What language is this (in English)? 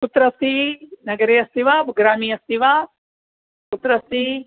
Sanskrit